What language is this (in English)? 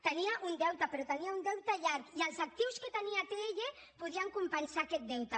Catalan